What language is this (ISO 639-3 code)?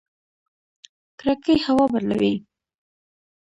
pus